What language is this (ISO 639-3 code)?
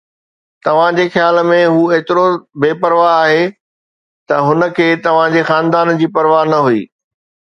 snd